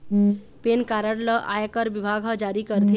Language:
Chhattisgarhi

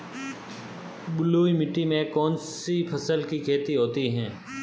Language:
Hindi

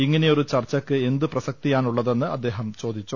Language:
Malayalam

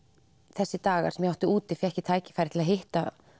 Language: Icelandic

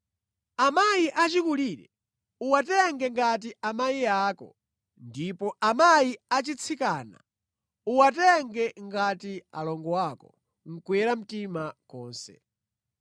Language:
Nyanja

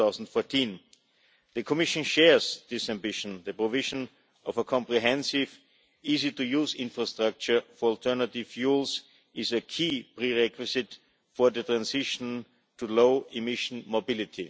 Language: English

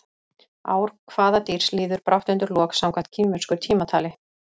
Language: Icelandic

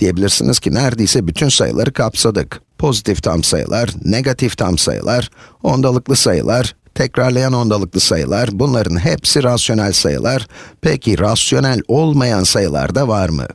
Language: Turkish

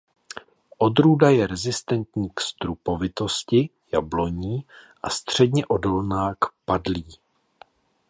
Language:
Czech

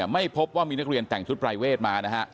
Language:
Thai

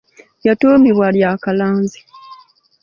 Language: Ganda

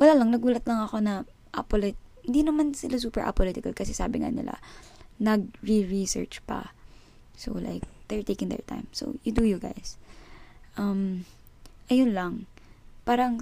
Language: Filipino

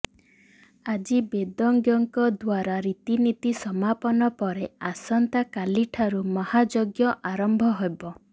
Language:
Odia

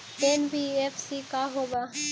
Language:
Magahi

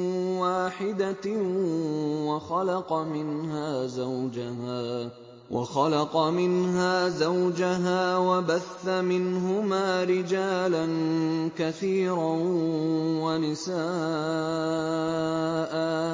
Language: Arabic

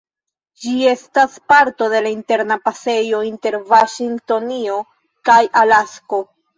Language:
Esperanto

